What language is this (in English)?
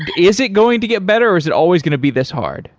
English